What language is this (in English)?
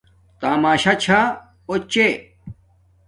Domaaki